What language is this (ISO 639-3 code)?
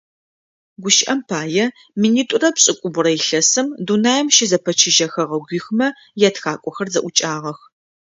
ady